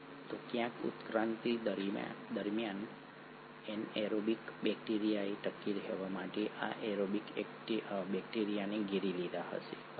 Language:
Gujarati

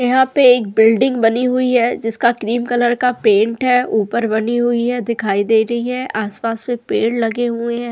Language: Hindi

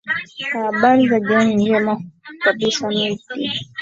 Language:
Swahili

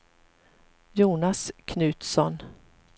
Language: Swedish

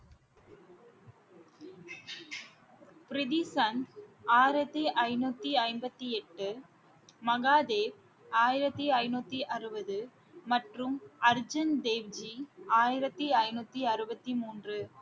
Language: Tamil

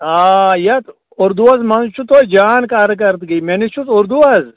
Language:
Kashmiri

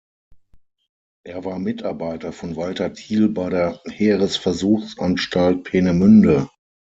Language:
German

